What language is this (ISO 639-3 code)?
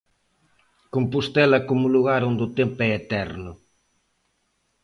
glg